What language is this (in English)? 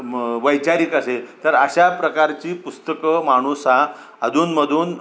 Marathi